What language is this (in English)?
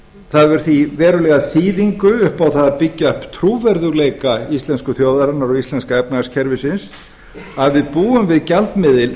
Icelandic